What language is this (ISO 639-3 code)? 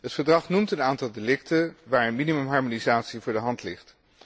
nld